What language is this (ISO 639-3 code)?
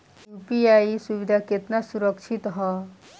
bho